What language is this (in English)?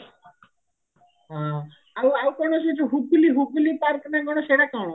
Odia